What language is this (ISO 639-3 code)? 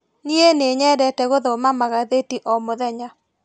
kik